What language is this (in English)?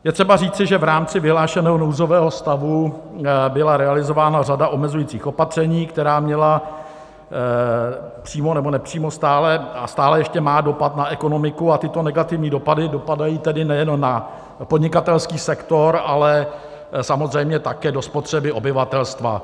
Czech